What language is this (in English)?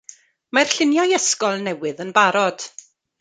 Welsh